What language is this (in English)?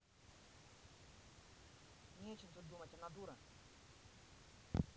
Russian